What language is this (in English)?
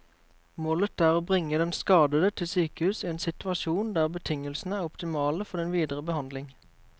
Norwegian